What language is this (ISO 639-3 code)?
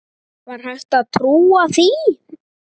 isl